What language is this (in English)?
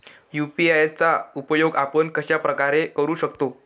Marathi